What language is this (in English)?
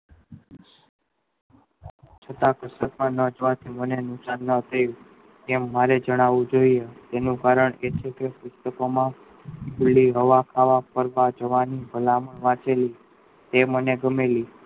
Gujarati